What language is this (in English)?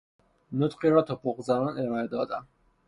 Persian